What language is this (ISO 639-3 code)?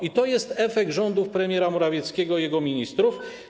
pol